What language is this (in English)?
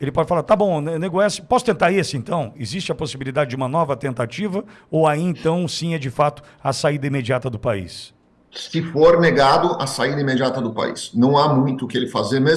Portuguese